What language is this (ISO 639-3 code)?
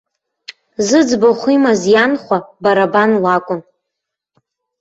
abk